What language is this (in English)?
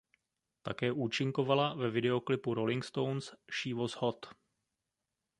Czech